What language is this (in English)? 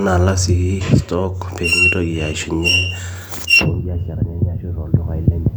Masai